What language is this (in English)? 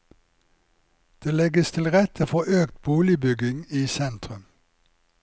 Norwegian